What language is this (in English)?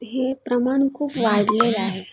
Marathi